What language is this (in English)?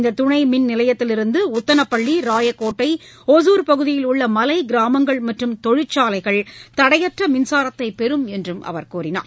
Tamil